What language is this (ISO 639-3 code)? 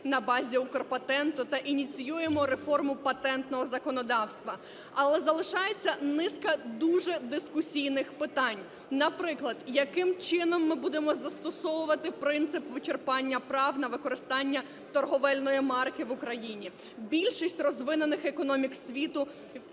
ukr